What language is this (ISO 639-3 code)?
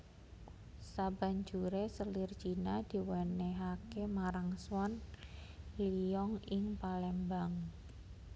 jav